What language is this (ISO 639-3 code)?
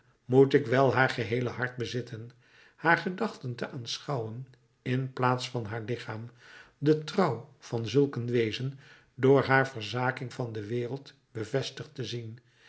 nld